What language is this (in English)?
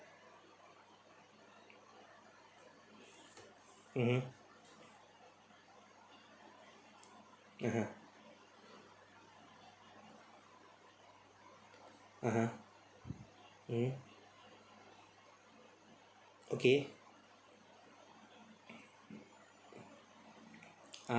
English